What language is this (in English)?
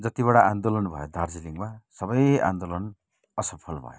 Nepali